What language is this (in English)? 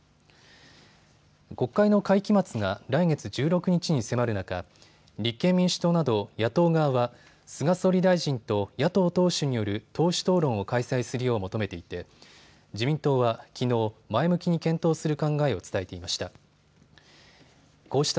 Japanese